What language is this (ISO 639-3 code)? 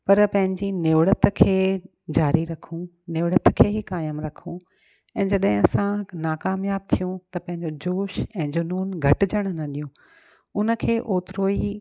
snd